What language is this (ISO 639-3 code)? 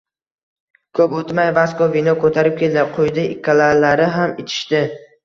uzb